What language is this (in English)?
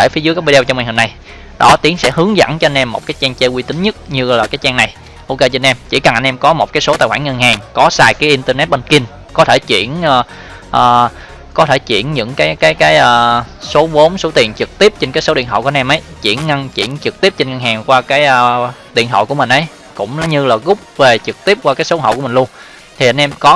Vietnamese